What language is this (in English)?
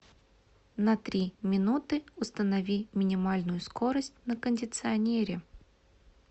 Russian